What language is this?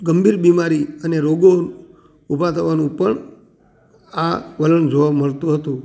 Gujarati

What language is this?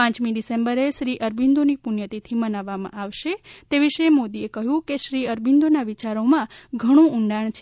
Gujarati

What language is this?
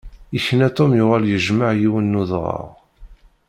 Kabyle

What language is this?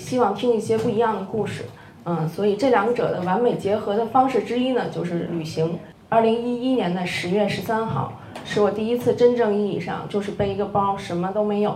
Chinese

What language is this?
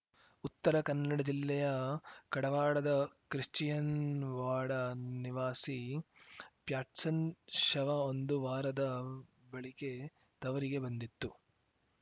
Kannada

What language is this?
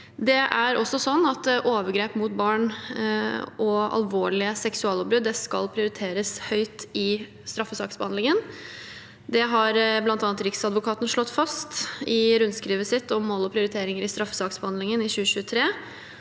Norwegian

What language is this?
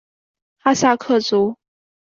Chinese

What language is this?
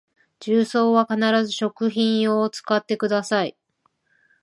Japanese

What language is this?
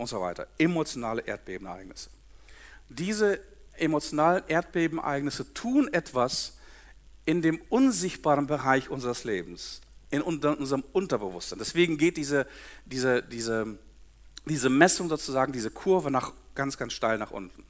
German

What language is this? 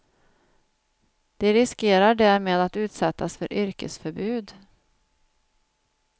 Swedish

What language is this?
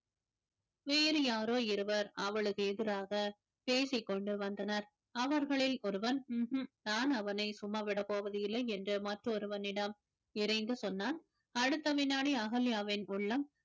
Tamil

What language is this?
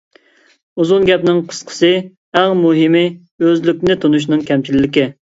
Uyghur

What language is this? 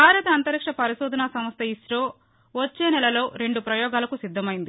Telugu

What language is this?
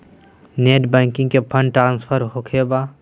Magahi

